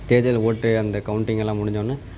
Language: Tamil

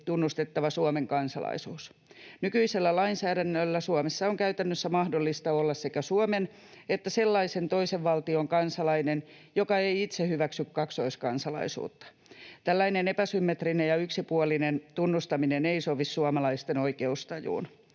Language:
Finnish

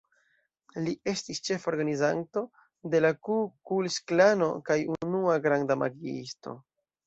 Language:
Esperanto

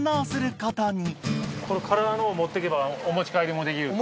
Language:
Japanese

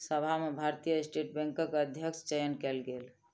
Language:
Maithili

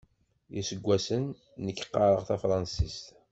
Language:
Kabyle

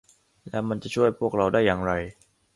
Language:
Thai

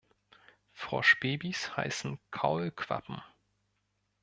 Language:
German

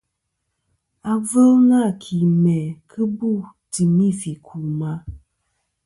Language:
Kom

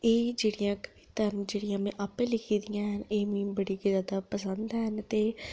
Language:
Dogri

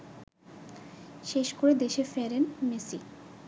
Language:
Bangla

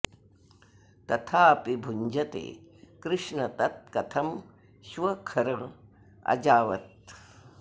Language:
Sanskrit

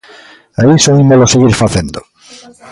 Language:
Galician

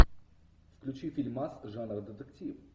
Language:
Russian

